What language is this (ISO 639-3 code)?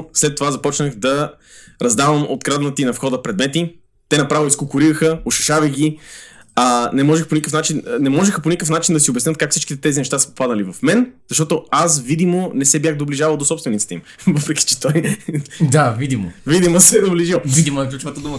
bul